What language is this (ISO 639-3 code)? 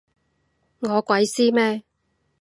yue